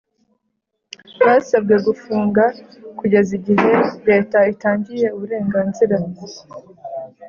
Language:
Kinyarwanda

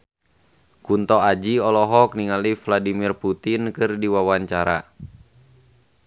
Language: Sundanese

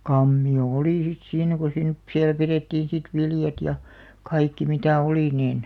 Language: Finnish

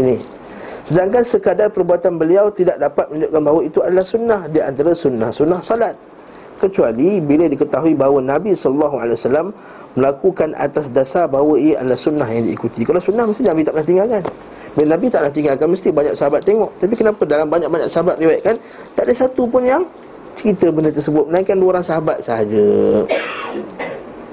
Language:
Malay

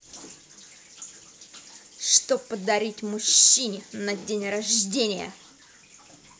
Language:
Russian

